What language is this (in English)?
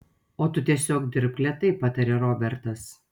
Lithuanian